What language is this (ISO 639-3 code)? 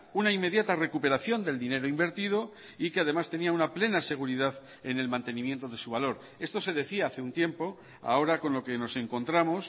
spa